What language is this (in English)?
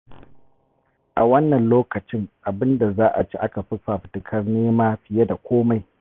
Hausa